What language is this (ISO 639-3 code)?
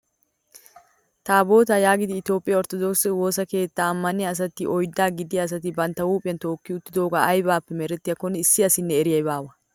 wal